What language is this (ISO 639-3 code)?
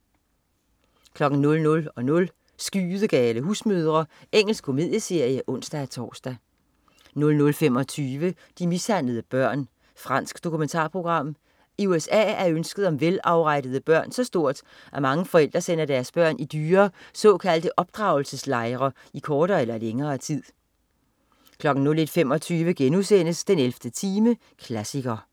dan